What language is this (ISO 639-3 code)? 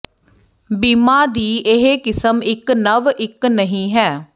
pan